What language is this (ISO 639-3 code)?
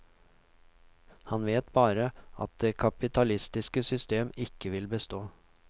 nor